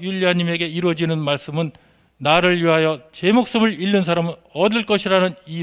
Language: Korean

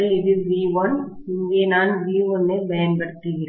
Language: Tamil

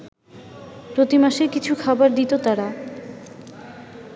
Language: Bangla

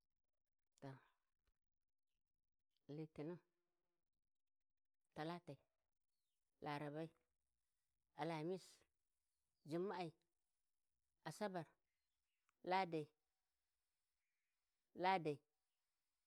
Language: Warji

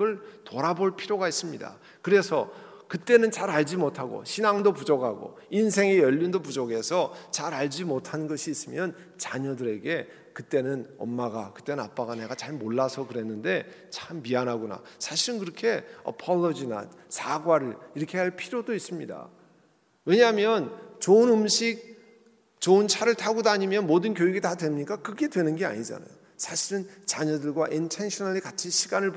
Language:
Korean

